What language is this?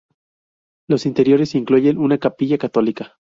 Spanish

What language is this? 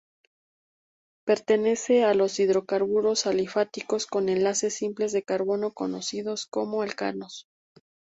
Spanish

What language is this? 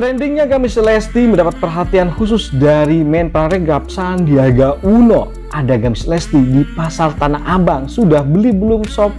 Indonesian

